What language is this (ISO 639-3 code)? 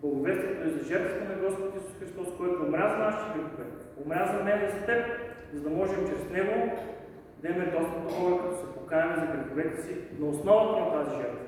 bul